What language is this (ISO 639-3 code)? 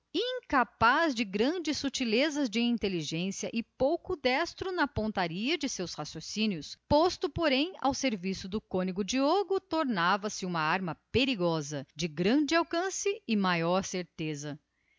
por